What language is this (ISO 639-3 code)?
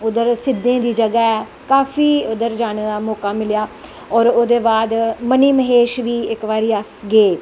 doi